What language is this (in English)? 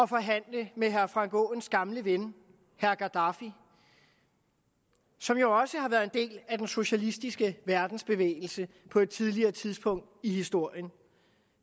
Danish